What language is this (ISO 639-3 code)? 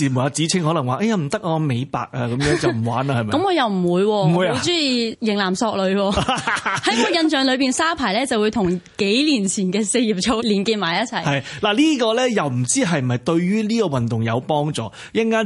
zho